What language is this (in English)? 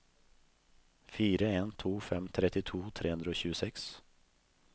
Norwegian